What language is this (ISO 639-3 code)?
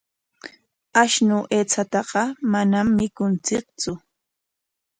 qwa